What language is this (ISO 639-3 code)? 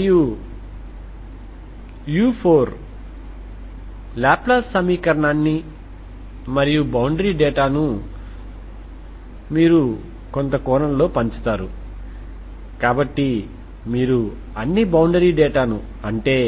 tel